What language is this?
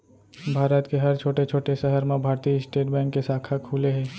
Chhattisgarhi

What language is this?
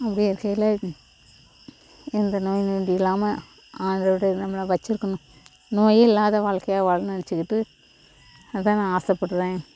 Tamil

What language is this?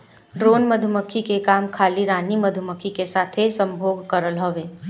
Bhojpuri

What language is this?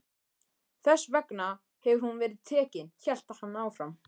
Icelandic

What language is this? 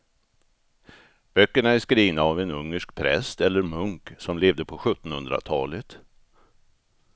Swedish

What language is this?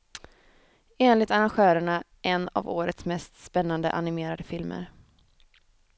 Swedish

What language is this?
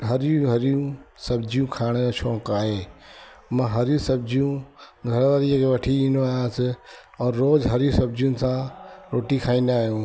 Sindhi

